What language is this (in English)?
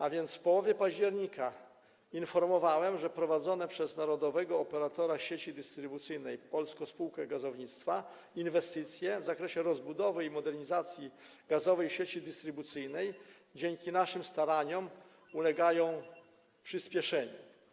Polish